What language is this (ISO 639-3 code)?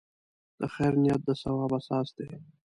pus